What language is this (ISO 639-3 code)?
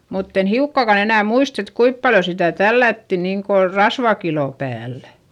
fin